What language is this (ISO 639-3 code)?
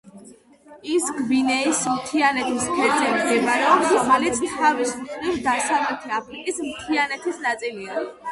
kat